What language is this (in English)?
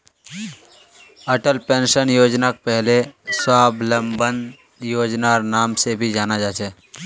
Magahi